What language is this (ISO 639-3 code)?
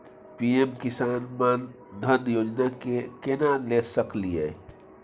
mai